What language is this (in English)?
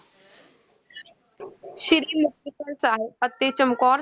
Punjabi